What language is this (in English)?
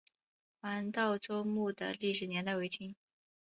Chinese